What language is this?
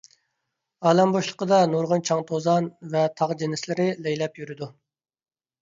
Uyghur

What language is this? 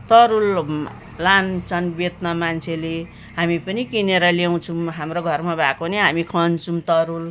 Nepali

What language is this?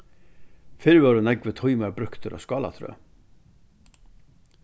Faroese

